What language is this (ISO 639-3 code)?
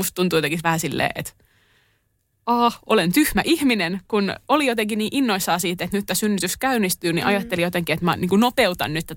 fin